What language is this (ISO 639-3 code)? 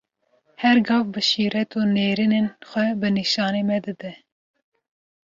kur